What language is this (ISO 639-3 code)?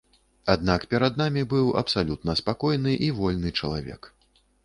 bel